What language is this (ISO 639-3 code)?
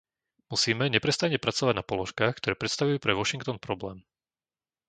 slk